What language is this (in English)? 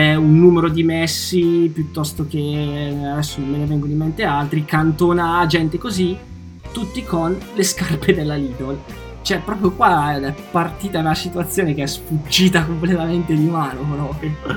Italian